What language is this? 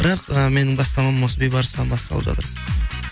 Kazakh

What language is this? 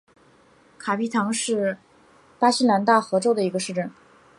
Chinese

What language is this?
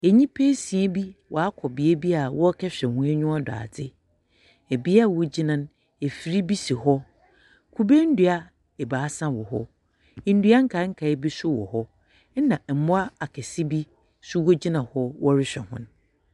Akan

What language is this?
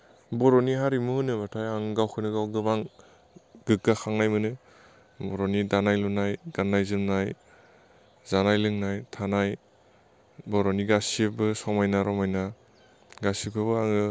Bodo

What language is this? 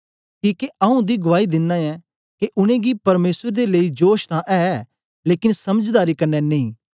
Dogri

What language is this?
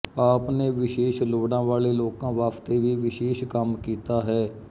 Punjabi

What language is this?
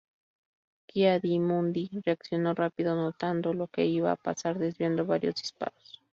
Spanish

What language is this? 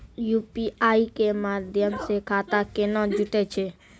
Maithili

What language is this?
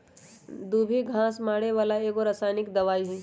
Magahi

